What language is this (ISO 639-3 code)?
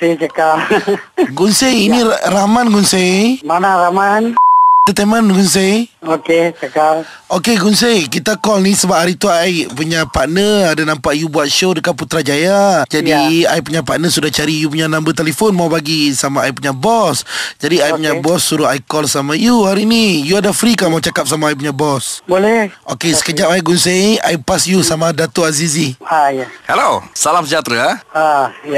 msa